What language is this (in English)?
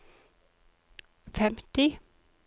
Norwegian